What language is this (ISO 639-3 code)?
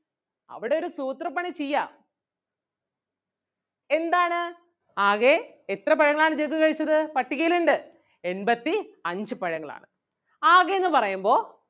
mal